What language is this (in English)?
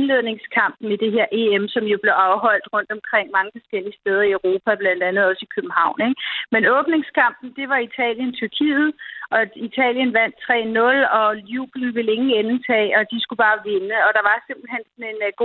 Danish